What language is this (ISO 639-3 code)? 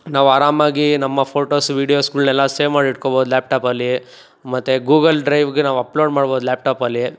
kan